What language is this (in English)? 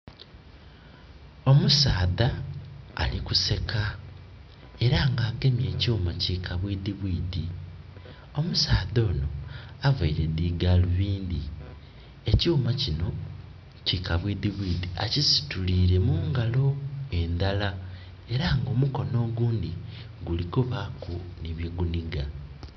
Soga